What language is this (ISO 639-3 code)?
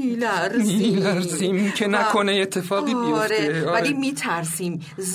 fas